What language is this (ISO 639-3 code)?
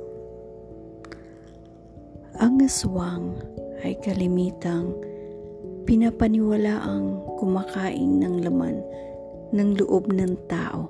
fil